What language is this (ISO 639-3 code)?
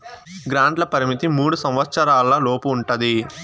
tel